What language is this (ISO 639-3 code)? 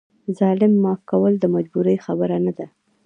pus